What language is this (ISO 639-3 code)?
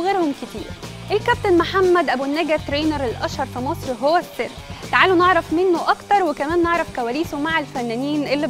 ara